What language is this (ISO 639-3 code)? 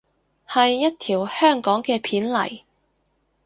yue